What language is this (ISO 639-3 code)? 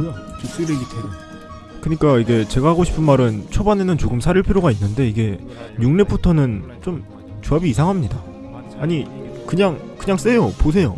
kor